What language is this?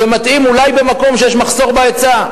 Hebrew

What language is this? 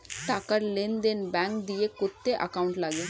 Bangla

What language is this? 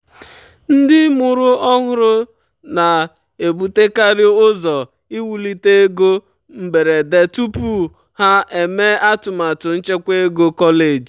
Igbo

